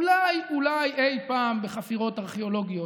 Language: Hebrew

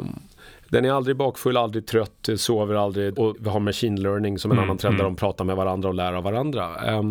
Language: Swedish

